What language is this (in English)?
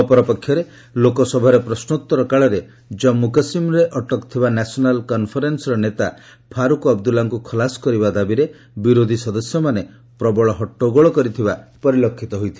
Odia